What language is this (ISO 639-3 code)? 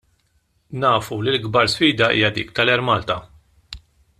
mlt